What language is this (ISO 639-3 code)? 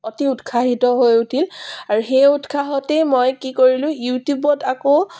asm